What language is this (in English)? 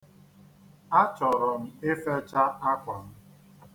Igbo